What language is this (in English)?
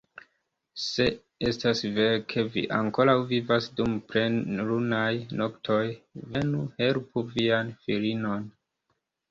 Esperanto